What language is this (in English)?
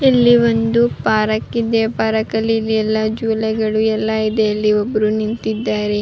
Kannada